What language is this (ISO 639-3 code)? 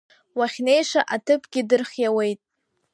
abk